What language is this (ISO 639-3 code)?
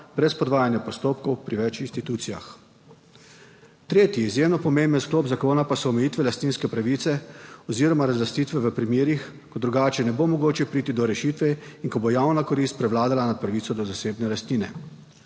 slv